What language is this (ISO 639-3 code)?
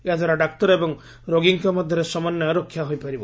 ori